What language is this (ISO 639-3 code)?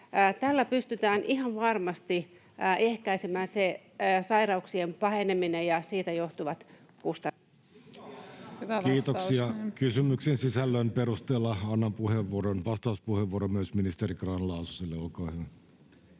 fin